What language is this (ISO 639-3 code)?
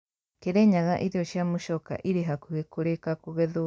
kik